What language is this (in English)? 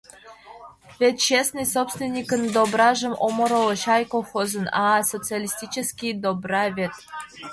Mari